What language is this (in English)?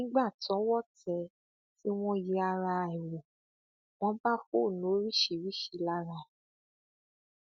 Yoruba